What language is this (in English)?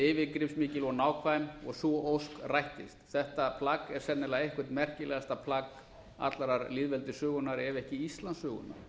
Icelandic